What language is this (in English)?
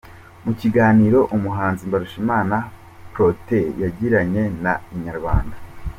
Kinyarwanda